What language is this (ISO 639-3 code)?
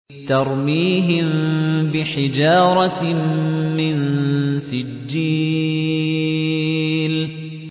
ara